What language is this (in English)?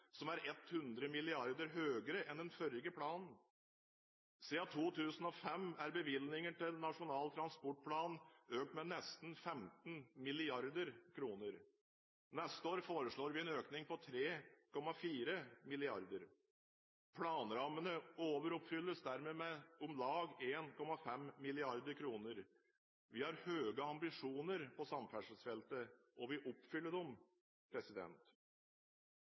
Norwegian Bokmål